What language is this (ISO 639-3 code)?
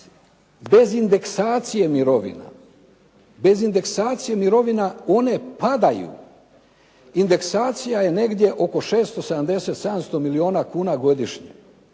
hrv